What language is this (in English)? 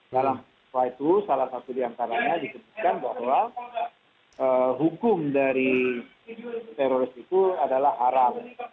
Indonesian